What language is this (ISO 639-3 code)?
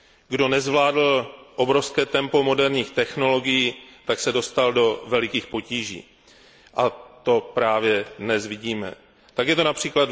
ces